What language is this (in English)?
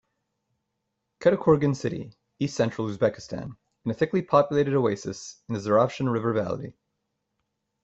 English